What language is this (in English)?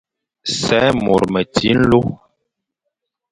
Fang